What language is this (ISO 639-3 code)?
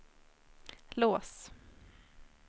swe